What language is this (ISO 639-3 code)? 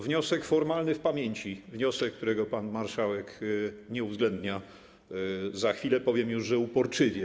pol